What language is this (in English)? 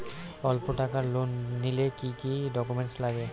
Bangla